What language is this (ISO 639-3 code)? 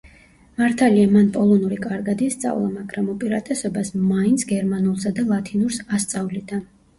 kat